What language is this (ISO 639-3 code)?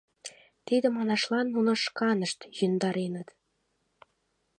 chm